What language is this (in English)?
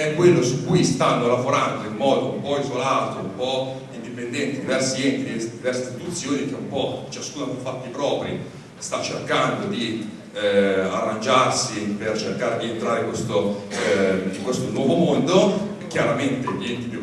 Italian